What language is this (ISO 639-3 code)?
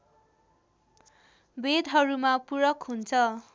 nep